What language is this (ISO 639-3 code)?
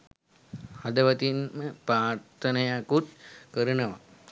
sin